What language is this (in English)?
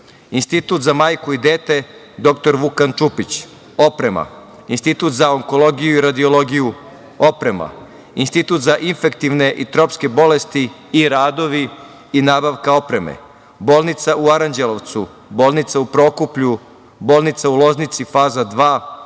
Serbian